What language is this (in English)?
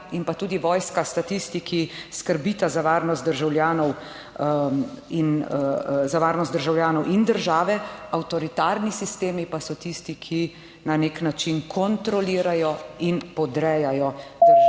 Slovenian